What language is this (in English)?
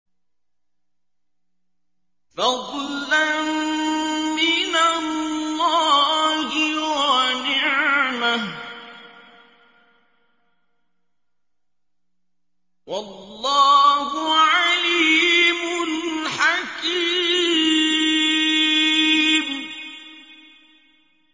Arabic